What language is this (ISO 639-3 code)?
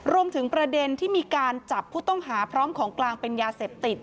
tha